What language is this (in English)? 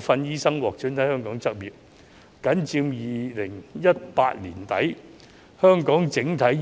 Cantonese